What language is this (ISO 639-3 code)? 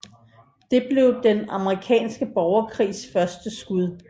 dan